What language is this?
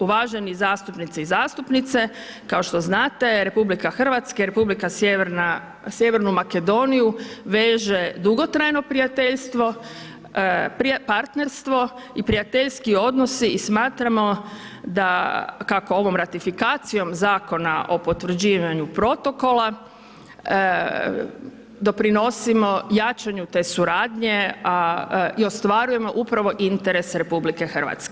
Croatian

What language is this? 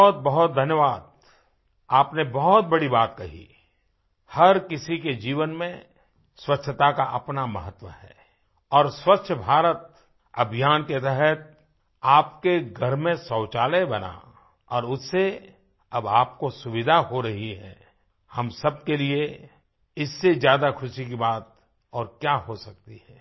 Hindi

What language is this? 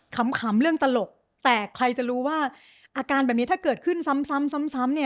Thai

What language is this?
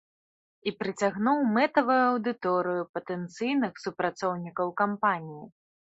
Belarusian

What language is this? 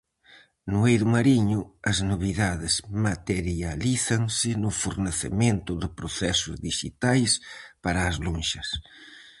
Galician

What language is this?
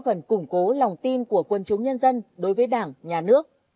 Vietnamese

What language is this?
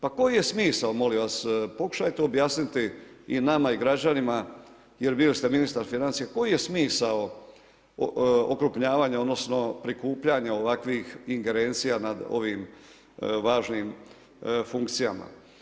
Croatian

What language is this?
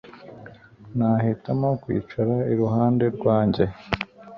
Kinyarwanda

